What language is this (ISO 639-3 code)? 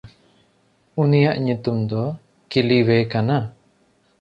sat